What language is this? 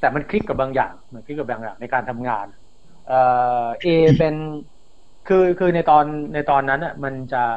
Thai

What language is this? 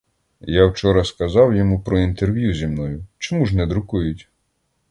Ukrainian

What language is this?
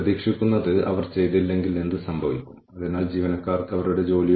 Malayalam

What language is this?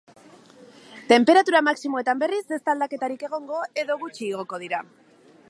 Basque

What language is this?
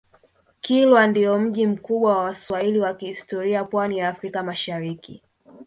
Swahili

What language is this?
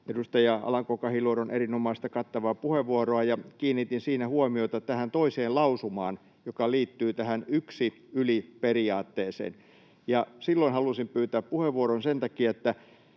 Finnish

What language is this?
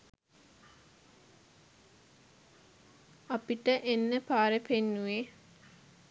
Sinhala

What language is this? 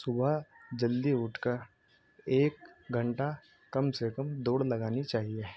Urdu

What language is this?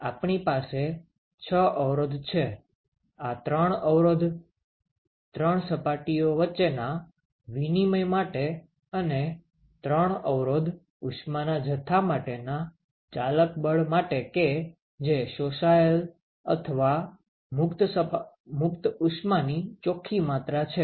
Gujarati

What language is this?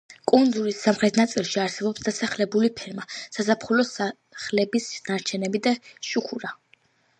Georgian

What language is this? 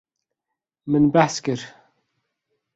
Kurdish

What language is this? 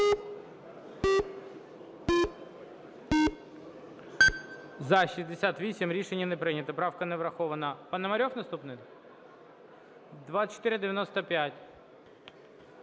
Ukrainian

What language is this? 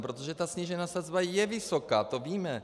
Czech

